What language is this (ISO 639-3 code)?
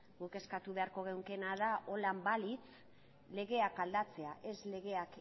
eus